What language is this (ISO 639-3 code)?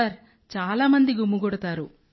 tel